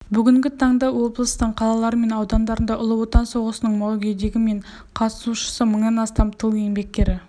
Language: Kazakh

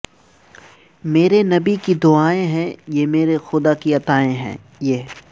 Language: Urdu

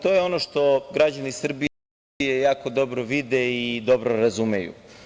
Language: Serbian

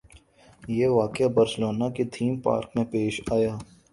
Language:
Urdu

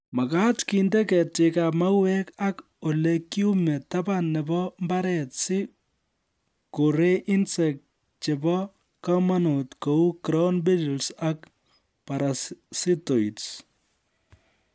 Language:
Kalenjin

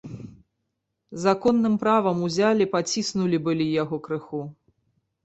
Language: Belarusian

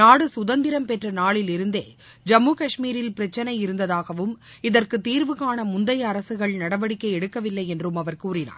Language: Tamil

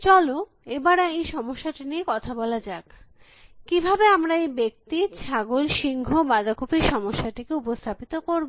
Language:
Bangla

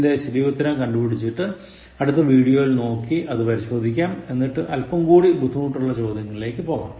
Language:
Malayalam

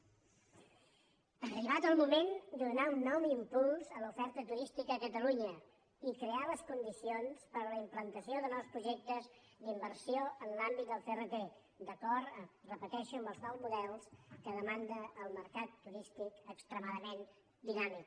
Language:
Catalan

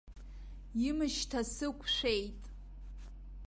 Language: Abkhazian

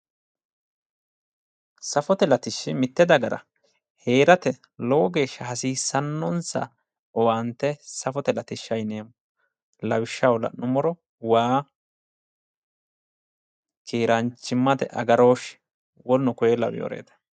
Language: Sidamo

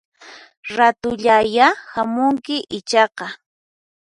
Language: Puno Quechua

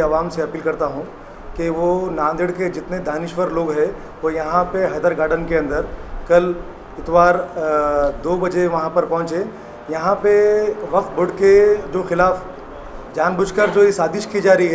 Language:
Hindi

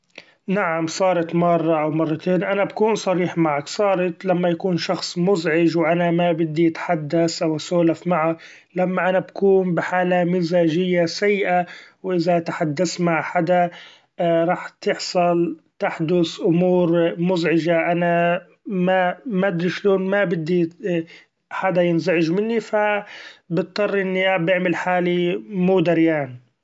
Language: Gulf Arabic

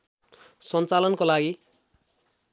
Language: Nepali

